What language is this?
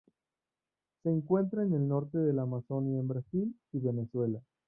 Spanish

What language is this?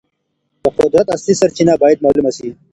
Pashto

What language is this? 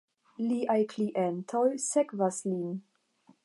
Esperanto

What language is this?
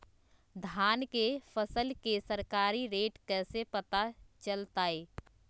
Magahi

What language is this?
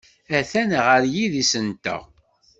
Kabyle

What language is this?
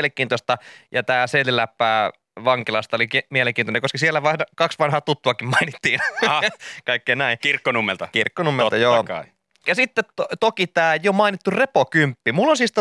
Finnish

